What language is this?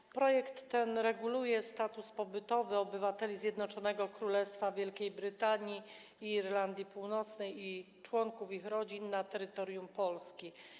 Polish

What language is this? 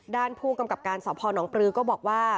Thai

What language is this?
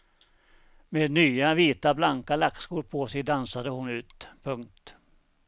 Swedish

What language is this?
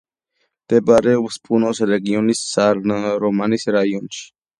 Georgian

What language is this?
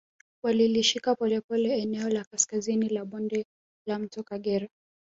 Swahili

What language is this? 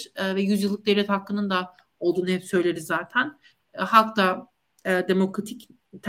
Turkish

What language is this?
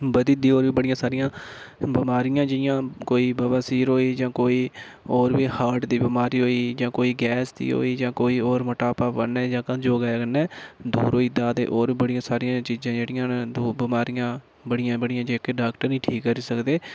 Dogri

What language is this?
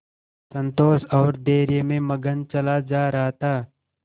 Hindi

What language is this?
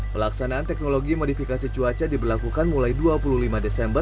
Indonesian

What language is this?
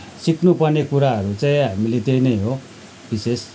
Nepali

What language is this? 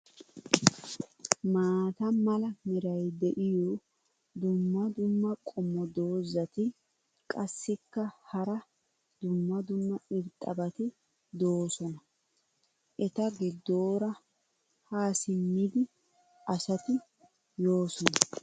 Wolaytta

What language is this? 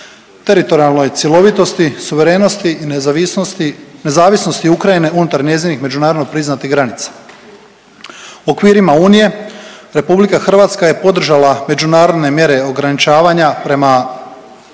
Croatian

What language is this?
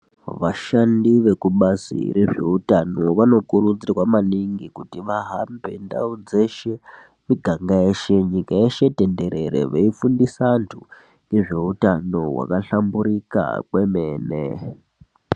Ndau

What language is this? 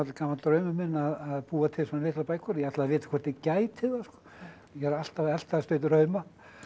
Icelandic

